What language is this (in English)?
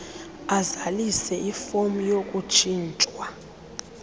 Xhosa